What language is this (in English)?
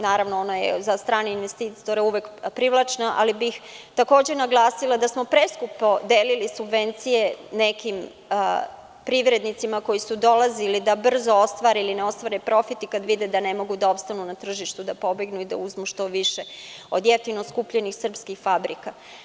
Serbian